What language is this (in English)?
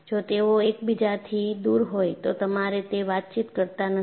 Gujarati